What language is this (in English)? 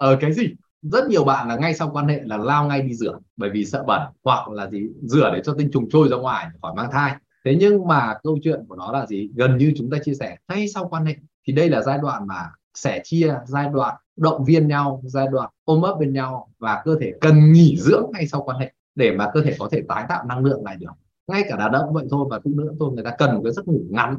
Vietnamese